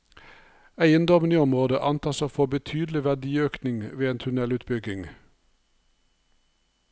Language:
Norwegian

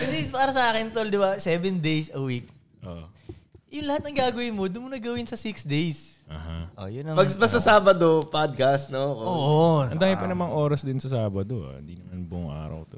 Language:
Filipino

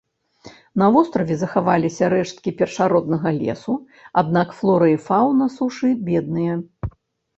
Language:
Belarusian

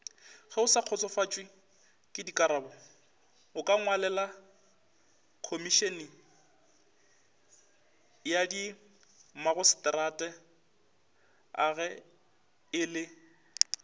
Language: Northern Sotho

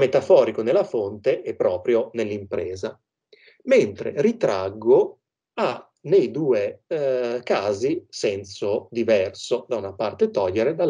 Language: Italian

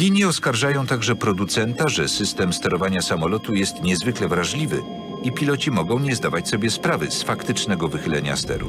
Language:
Polish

